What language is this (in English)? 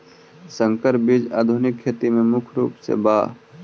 Magahi